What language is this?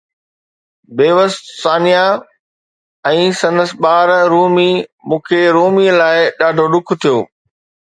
Sindhi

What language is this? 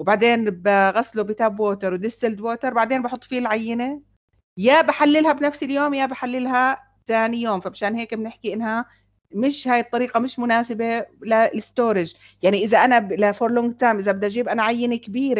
Arabic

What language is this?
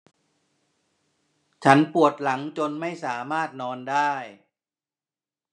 Thai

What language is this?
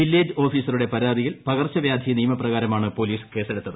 Malayalam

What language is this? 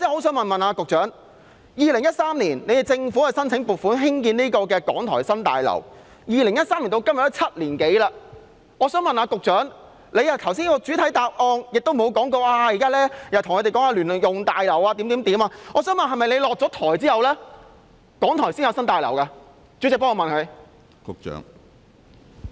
Cantonese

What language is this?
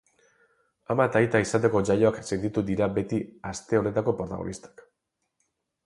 Basque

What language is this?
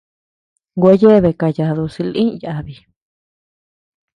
Tepeuxila Cuicatec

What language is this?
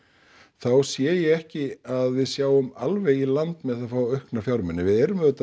Icelandic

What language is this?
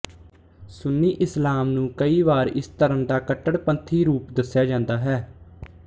Punjabi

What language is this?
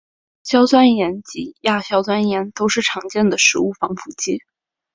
Chinese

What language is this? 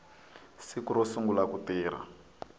Tsonga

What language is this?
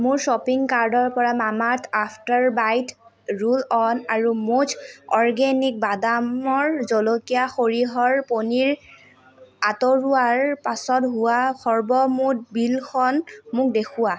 Assamese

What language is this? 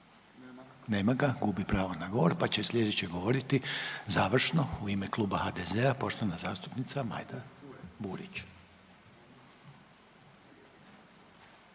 Croatian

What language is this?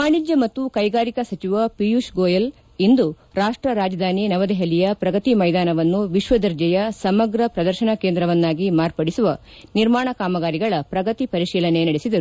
Kannada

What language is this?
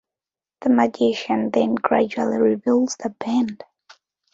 English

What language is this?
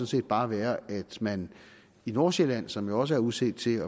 Danish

